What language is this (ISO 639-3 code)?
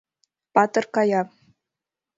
chm